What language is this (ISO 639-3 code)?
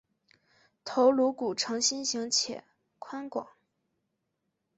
zho